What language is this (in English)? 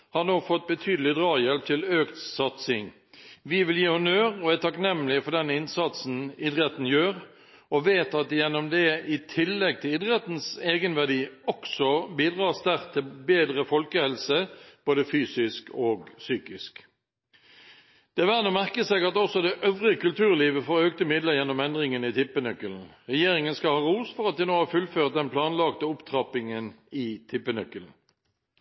Norwegian Bokmål